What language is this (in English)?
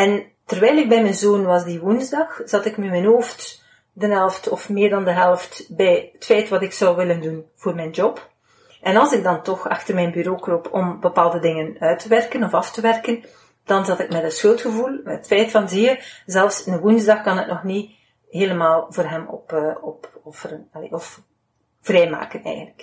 Dutch